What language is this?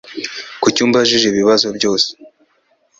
Kinyarwanda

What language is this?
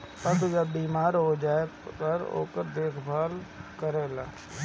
Bhojpuri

